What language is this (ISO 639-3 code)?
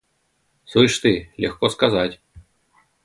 rus